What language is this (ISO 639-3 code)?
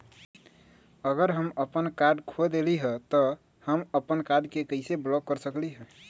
mag